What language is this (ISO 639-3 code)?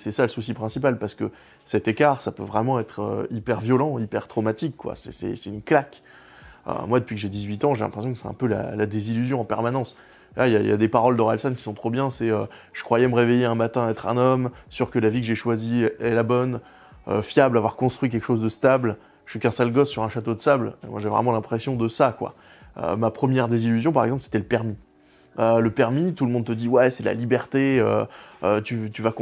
fra